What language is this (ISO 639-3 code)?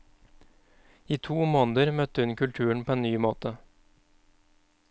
nor